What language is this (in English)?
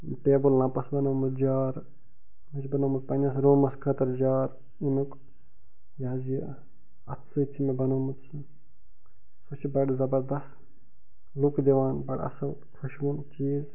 Kashmiri